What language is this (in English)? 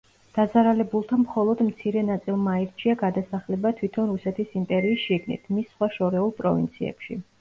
Georgian